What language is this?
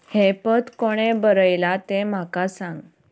Konkani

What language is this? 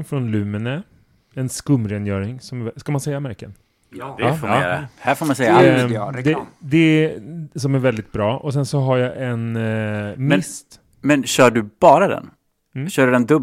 Swedish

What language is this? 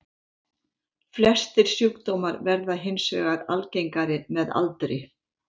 Icelandic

